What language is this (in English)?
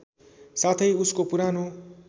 Nepali